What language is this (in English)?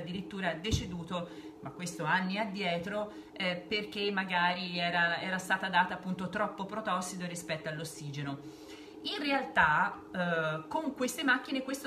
Italian